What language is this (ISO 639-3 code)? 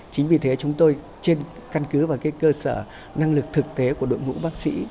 vie